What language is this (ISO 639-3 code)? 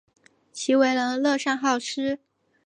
zho